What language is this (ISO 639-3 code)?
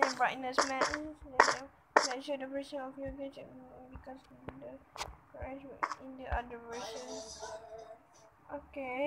eng